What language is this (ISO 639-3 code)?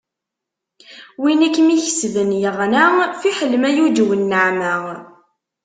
kab